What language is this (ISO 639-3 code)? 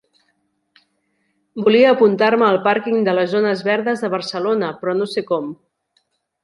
cat